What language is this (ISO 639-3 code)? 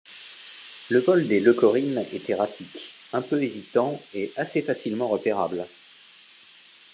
fra